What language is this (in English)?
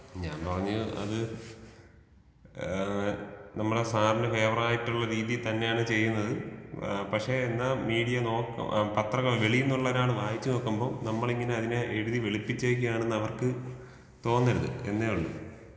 Malayalam